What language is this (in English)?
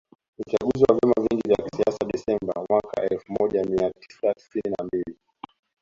Swahili